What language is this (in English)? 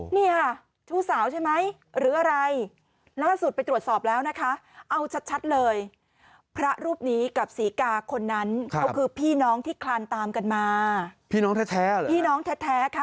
Thai